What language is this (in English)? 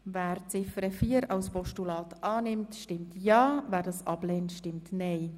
Swiss German